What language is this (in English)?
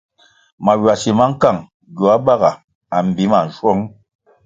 Kwasio